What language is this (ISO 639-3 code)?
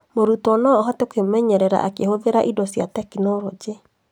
kik